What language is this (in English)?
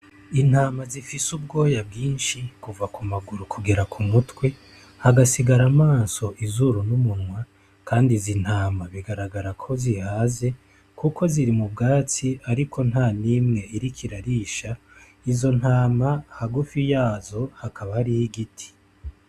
Rundi